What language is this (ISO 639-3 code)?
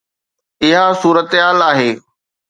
snd